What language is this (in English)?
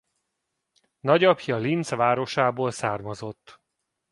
Hungarian